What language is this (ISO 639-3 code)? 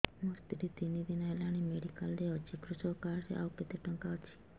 ori